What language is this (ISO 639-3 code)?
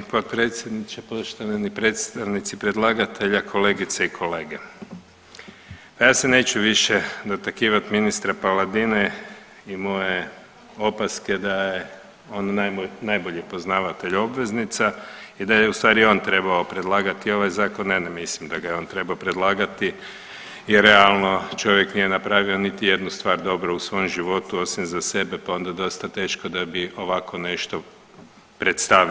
hrv